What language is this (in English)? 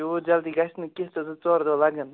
Kashmiri